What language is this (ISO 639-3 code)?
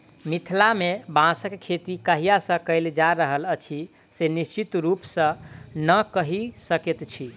mai